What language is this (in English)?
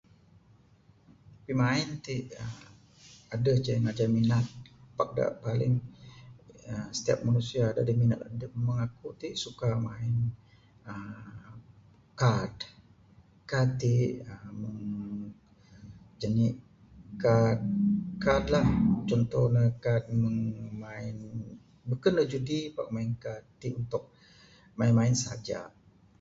Bukar-Sadung Bidayuh